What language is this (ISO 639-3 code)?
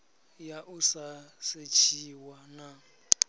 ven